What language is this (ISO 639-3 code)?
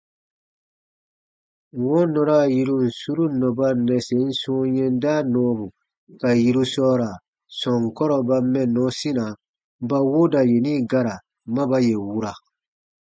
bba